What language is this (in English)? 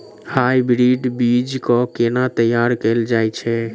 Maithili